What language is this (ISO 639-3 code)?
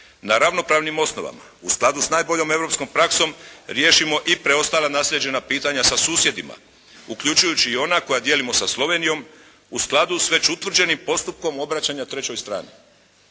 hrv